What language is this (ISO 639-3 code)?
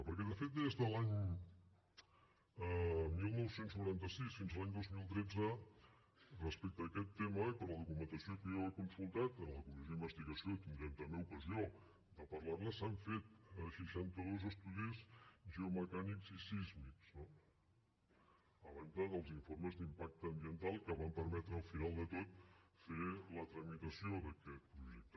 cat